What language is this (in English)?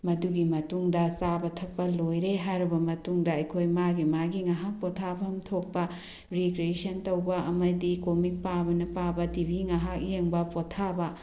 Manipuri